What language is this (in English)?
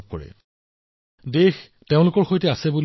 Assamese